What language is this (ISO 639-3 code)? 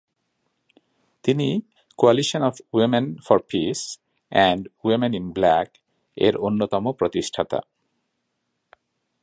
ben